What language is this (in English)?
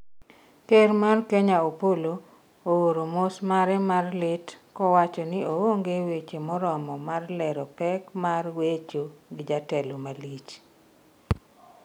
Luo (Kenya and Tanzania)